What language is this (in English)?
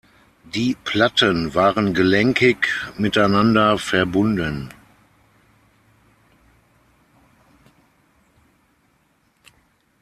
German